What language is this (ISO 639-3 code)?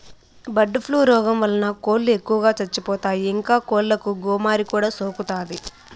tel